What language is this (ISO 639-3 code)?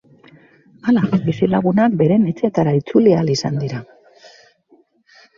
eus